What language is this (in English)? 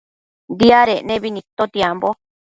Matsés